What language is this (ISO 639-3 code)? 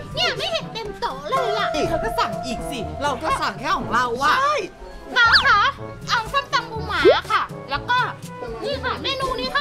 tha